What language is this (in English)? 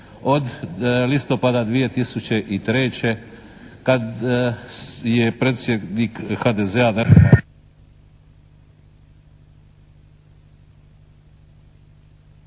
Croatian